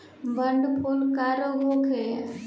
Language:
Bhojpuri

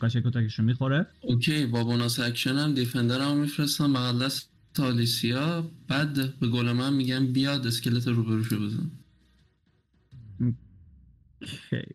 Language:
Persian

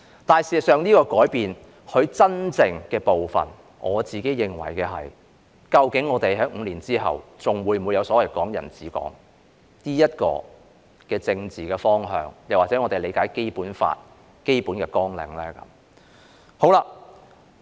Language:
Cantonese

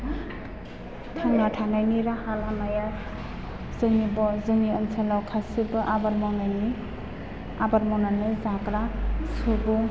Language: Bodo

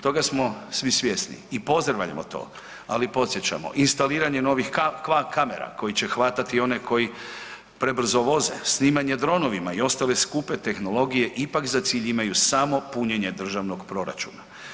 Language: Croatian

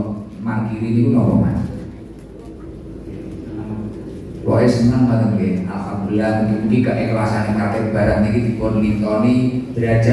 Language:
Indonesian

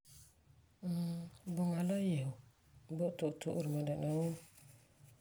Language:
Frafra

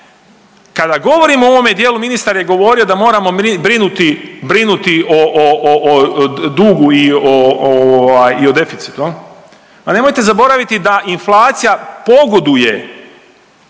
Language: Croatian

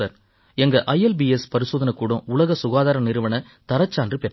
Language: Tamil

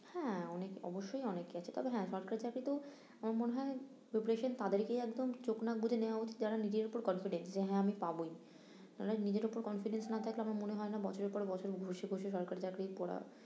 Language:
Bangla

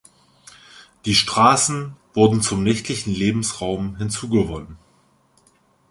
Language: German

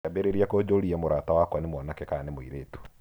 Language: Kikuyu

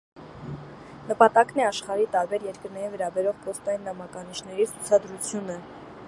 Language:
Armenian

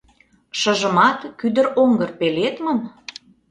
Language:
Mari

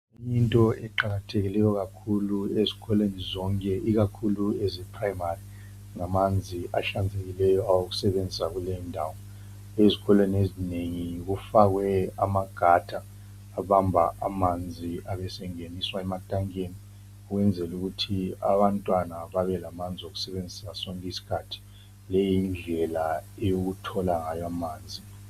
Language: North Ndebele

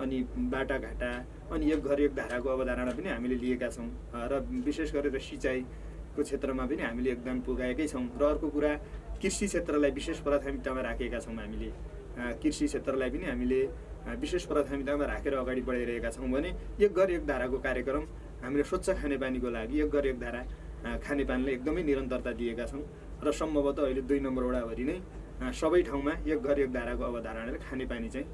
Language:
Nepali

